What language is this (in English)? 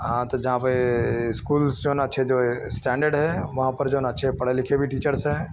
Urdu